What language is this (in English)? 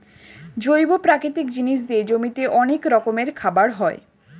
Bangla